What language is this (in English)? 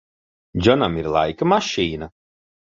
Latvian